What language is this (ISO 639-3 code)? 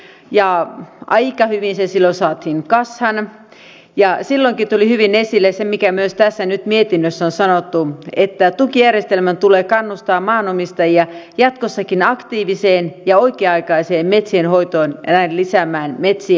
fin